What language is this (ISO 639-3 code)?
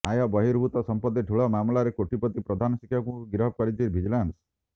ori